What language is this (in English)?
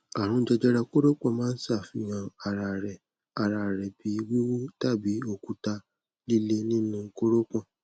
Yoruba